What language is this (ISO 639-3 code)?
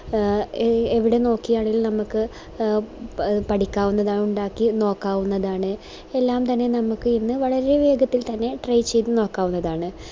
mal